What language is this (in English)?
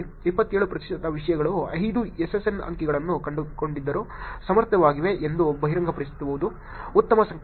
Kannada